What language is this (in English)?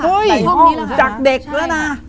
Thai